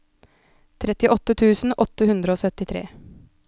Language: Norwegian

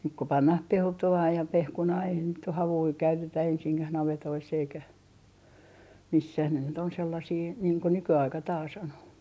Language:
Finnish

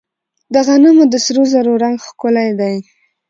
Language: Pashto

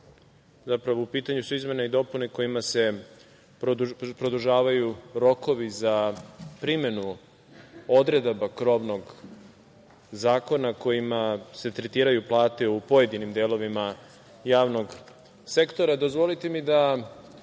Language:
Serbian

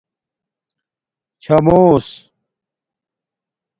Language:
Domaaki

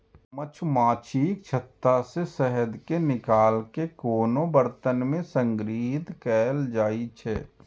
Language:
Maithili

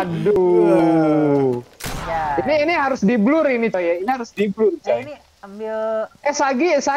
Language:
Indonesian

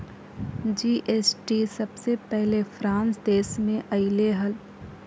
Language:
Magahi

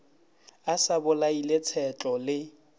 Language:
Northern Sotho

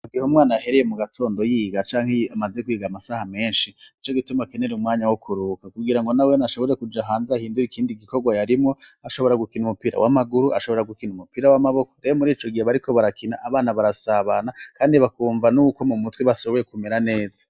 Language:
Rundi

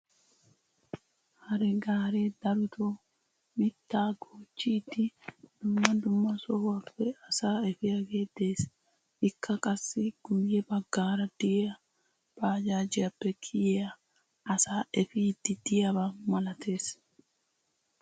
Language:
Wolaytta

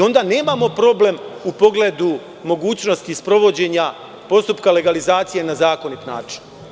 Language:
Serbian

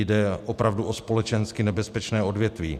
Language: Czech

